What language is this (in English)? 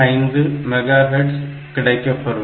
Tamil